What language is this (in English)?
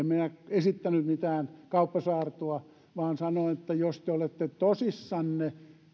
Finnish